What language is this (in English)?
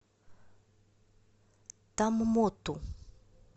Russian